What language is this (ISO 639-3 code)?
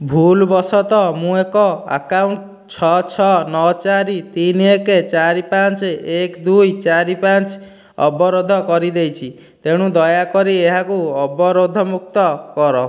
ori